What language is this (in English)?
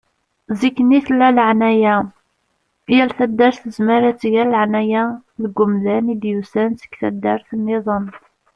Kabyle